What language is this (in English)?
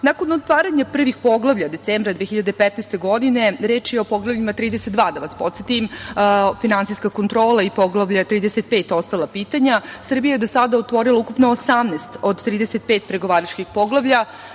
Serbian